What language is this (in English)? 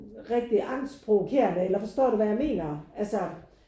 Danish